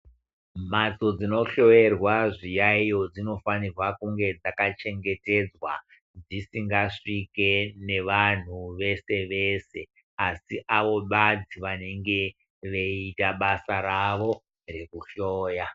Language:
Ndau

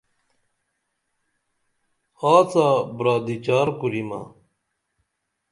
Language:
Dameli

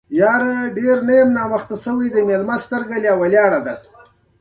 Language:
Pashto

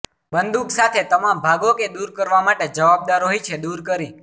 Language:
Gujarati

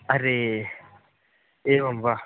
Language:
Sanskrit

